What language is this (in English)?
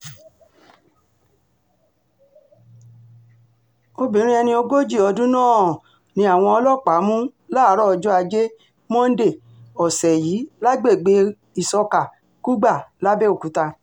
Yoruba